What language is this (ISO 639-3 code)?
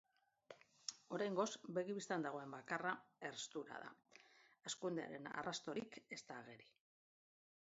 eus